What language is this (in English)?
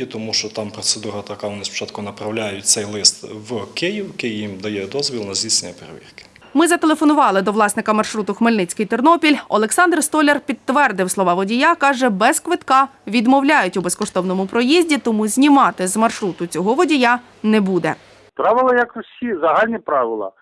Ukrainian